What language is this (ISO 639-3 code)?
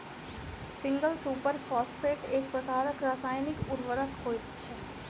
mai